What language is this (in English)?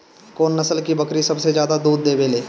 Bhojpuri